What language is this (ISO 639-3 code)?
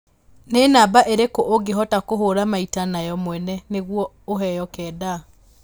kik